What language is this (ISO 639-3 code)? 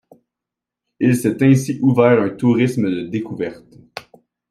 fra